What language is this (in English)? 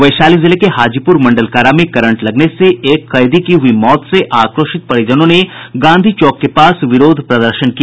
Hindi